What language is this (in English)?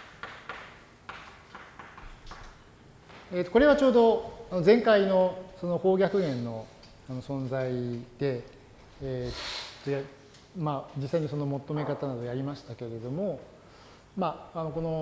Japanese